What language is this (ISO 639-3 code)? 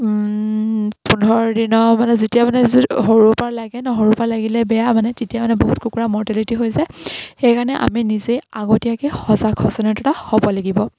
asm